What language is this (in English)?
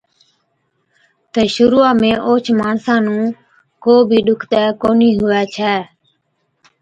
Od